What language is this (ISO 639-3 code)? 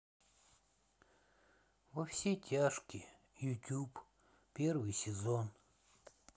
rus